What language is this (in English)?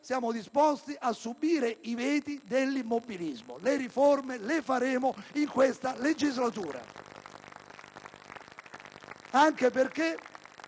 Italian